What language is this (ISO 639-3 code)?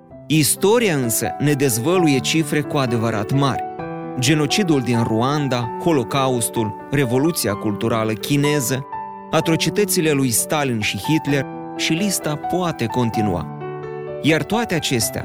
ron